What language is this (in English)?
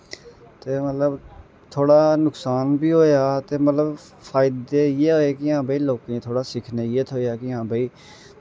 Dogri